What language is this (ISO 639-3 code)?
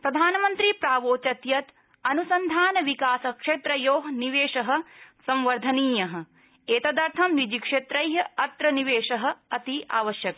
san